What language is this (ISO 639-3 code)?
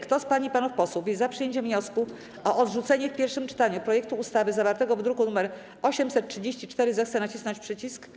pol